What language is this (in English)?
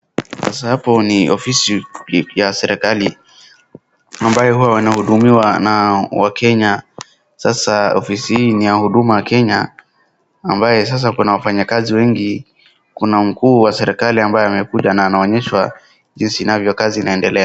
Swahili